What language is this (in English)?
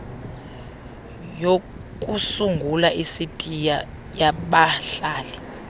Xhosa